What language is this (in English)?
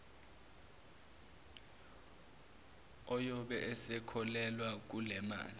Zulu